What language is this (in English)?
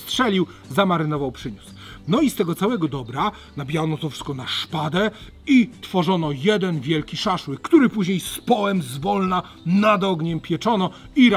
Polish